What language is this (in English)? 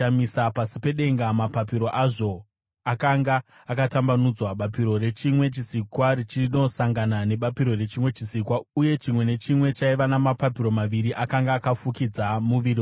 Shona